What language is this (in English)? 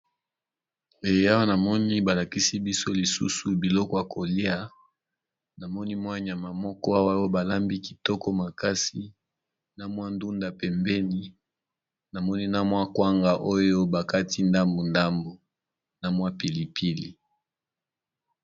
Lingala